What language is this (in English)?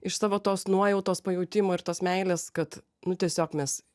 Lithuanian